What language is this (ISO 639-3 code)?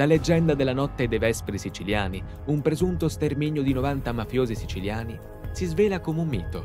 ita